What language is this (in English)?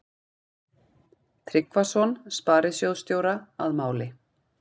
Icelandic